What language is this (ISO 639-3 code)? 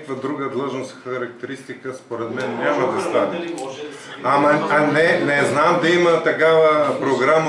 bul